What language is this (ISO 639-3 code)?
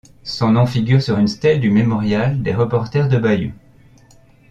fra